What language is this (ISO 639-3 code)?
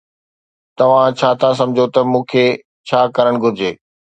snd